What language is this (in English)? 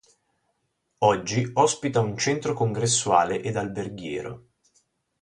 Italian